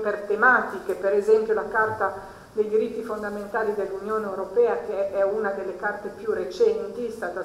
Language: Italian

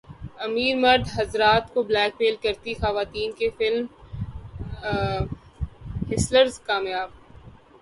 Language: Urdu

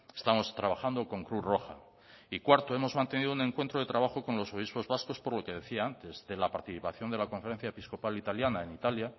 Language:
Spanish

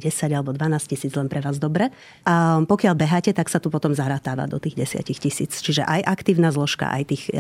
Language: Slovak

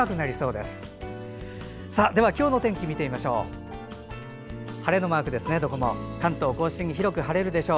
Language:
Japanese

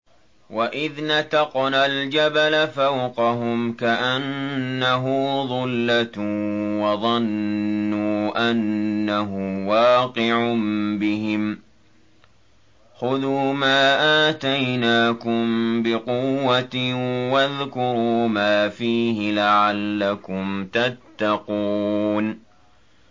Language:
Arabic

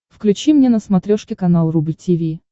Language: Russian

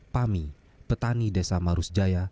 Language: Indonesian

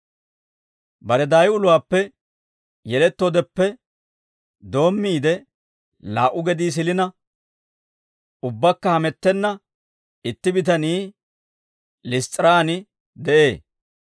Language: Dawro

